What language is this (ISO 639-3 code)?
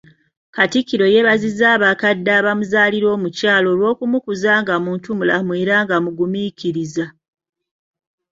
lug